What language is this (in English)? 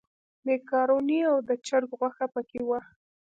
Pashto